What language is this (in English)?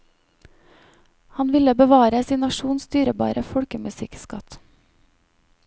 Norwegian